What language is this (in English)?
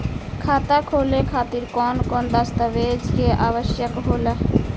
Bhojpuri